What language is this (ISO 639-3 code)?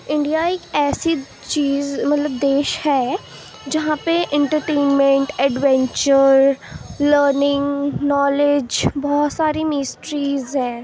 urd